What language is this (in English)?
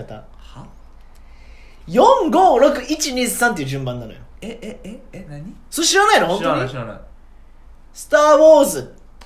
Japanese